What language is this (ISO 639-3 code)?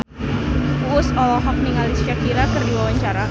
sun